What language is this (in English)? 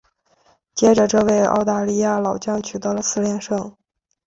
Chinese